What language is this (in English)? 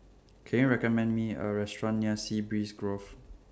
English